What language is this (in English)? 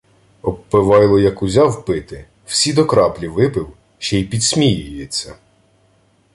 Ukrainian